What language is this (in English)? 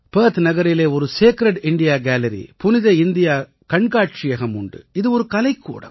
Tamil